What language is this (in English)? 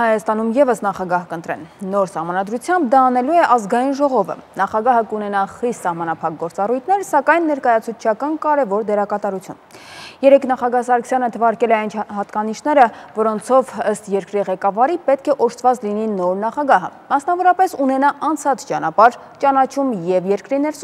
Romanian